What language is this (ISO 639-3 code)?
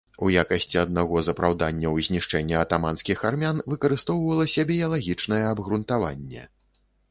bel